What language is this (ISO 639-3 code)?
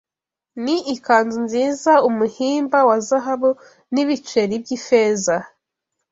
kin